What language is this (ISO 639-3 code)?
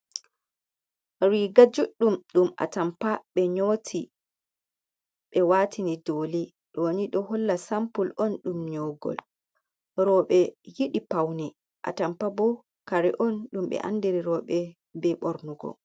ful